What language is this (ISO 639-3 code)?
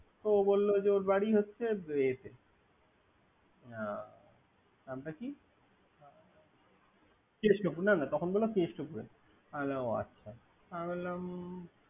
ben